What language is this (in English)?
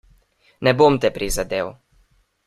Slovenian